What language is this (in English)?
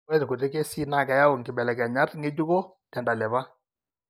Masai